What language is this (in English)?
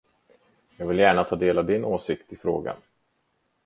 Swedish